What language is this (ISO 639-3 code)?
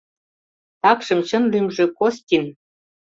chm